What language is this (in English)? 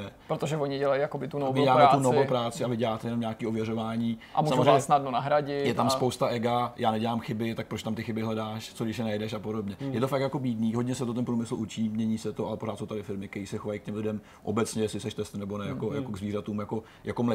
Czech